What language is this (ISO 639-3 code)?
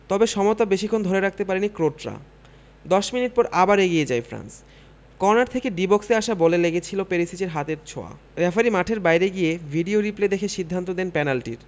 ben